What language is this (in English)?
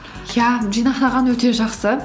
Kazakh